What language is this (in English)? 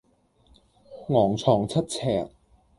Cantonese